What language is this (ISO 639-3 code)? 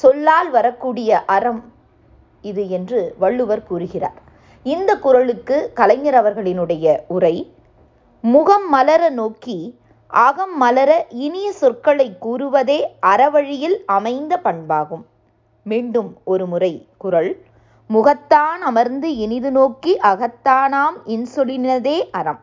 tam